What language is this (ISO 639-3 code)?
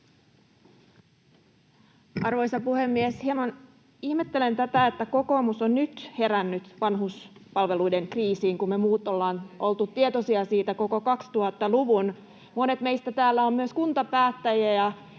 fin